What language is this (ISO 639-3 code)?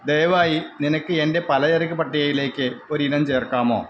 mal